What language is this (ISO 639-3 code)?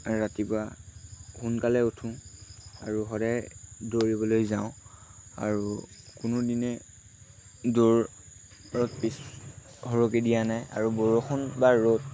asm